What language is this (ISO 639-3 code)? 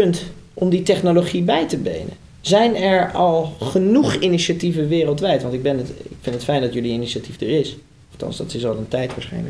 nld